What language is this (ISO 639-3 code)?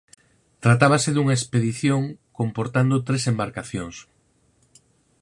glg